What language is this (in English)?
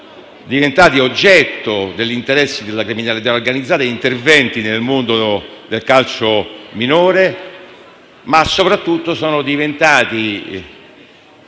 Italian